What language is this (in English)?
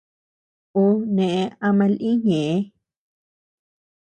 Tepeuxila Cuicatec